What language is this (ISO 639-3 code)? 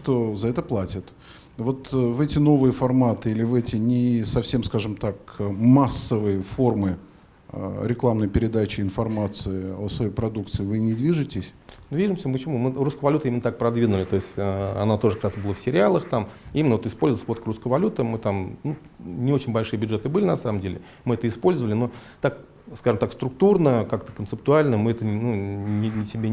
rus